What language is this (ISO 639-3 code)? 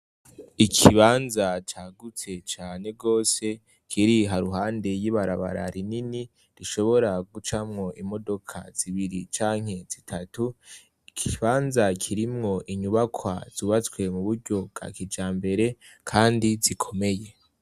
run